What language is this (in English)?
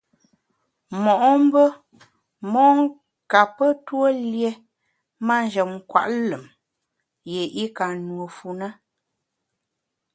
Bamun